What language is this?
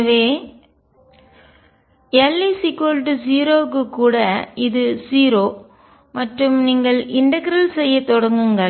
Tamil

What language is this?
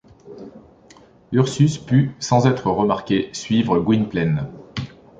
French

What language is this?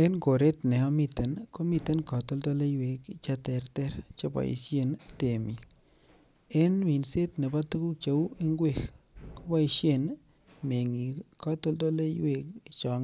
Kalenjin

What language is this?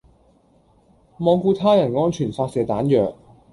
Cantonese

